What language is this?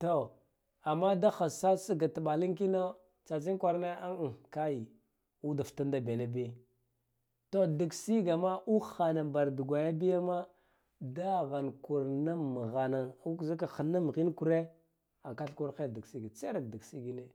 Guduf-Gava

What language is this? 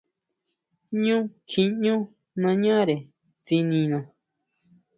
Huautla Mazatec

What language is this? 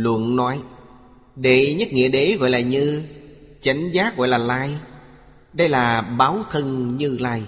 Vietnamese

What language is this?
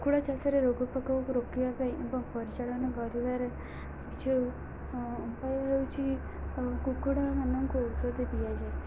Odia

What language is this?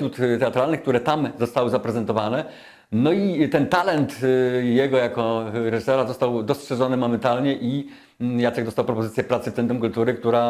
Polish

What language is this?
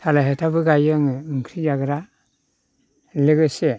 Bodo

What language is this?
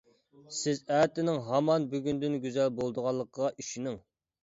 Uyghur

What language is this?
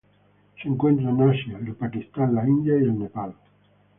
Spanish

